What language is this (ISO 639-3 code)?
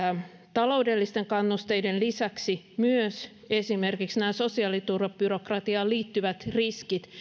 fin